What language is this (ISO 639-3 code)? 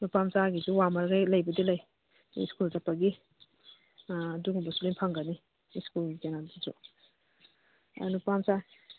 mni